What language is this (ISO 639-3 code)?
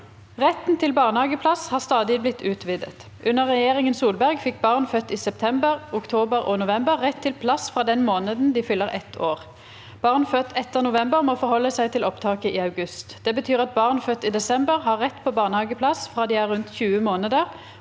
nor